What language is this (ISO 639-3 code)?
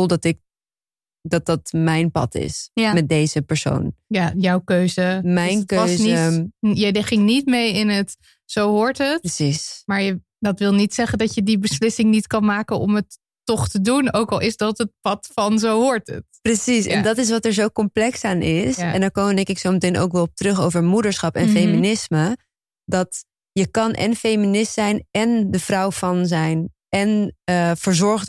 nld